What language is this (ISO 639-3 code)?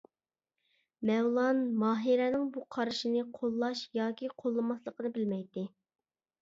uig